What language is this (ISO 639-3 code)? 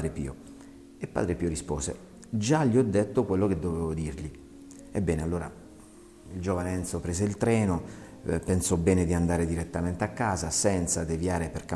ita